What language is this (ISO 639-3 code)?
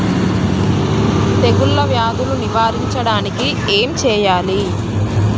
tel